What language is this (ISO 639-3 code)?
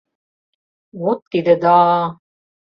chm